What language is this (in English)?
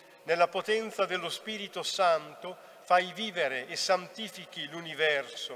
Italian